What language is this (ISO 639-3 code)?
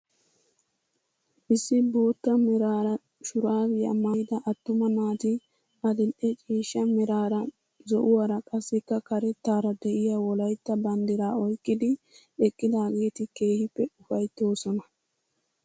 wal